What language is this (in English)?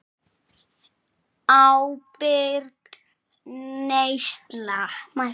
Icelandic